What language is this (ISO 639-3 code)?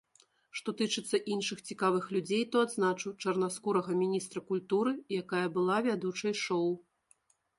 bel